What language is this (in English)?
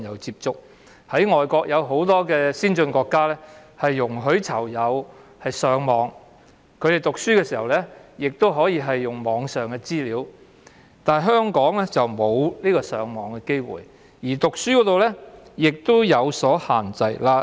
Cantonese